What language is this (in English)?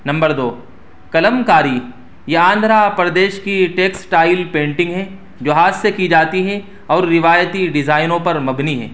Urdu